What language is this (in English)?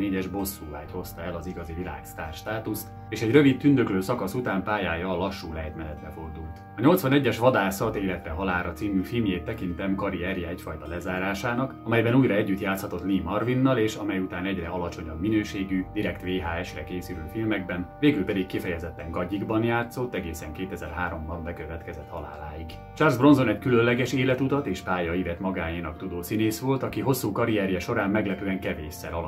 Hungarian